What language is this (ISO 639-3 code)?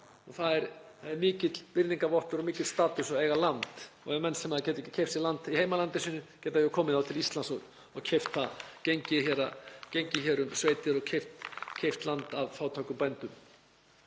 isl